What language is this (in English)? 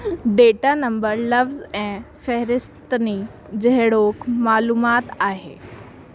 Sindhi